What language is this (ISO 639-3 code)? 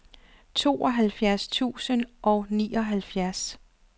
dan